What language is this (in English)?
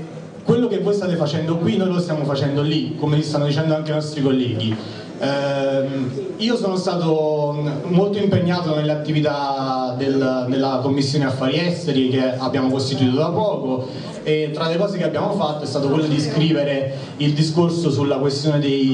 Italian